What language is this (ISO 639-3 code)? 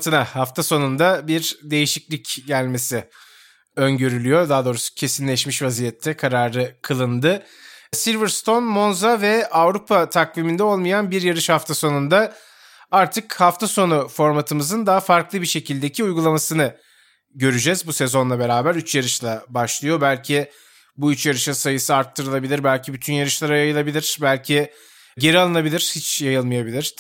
tur